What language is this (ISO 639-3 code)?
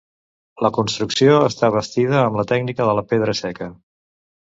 cat